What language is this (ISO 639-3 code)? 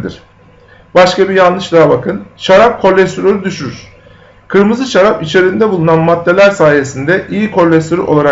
tur